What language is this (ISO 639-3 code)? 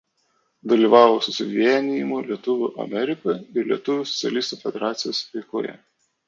lit